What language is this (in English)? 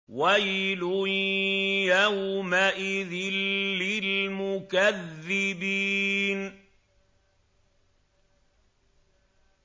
Arabic